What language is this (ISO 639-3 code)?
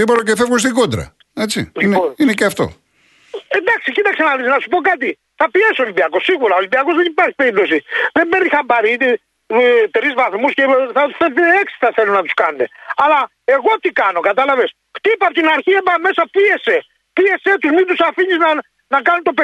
ell